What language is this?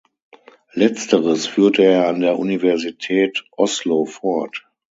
German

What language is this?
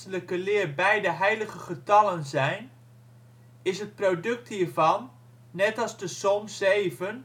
Dutch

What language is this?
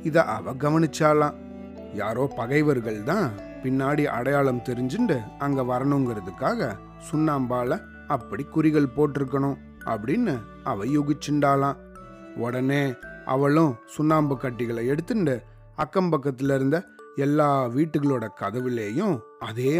Tamil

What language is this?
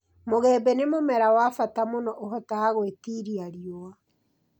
Kikuyu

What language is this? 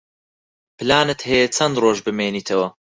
Central Kurdish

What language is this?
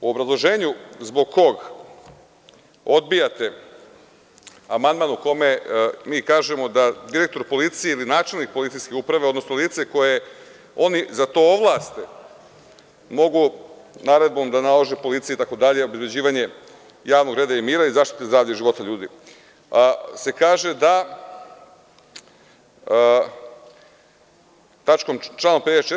Serbian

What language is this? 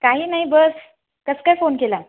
Marathi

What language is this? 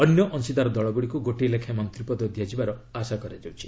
Odia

